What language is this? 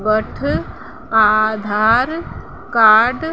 Sindhi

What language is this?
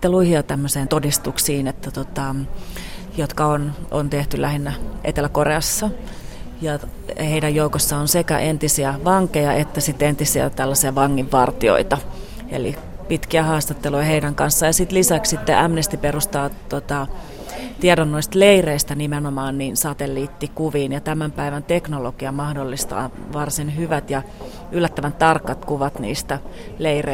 Finnish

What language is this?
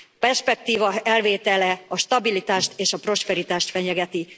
Hungarian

